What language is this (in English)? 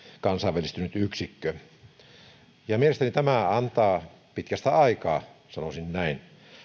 Finnish